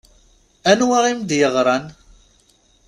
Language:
Kabyle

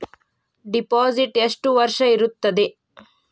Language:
Kannada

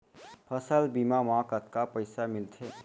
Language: Chhattisgarhi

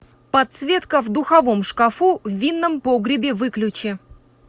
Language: Russian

